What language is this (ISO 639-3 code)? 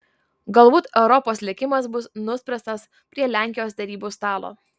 lit